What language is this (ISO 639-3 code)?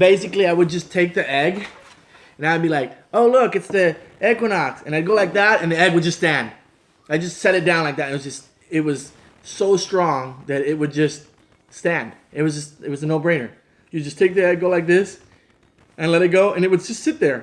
eng